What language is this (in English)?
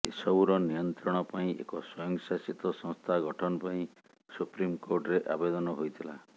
Odia